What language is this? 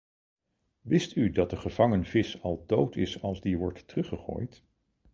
Dutch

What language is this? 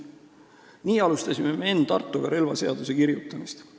Estonian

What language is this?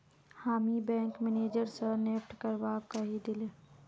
Magahi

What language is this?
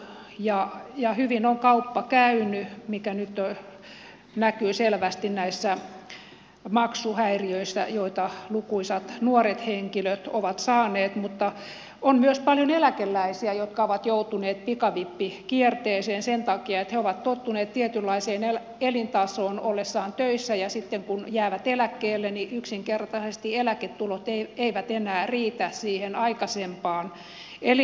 Finnish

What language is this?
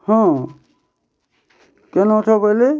Odia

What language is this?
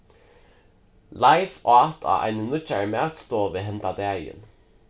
Faroese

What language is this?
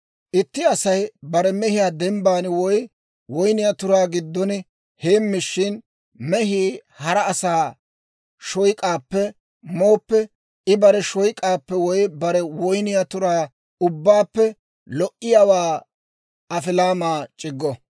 Dawro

